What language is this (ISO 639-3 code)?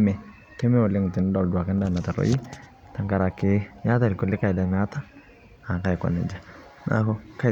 mas